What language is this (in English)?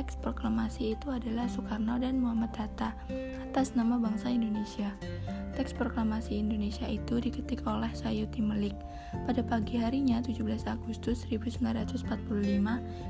Indonesian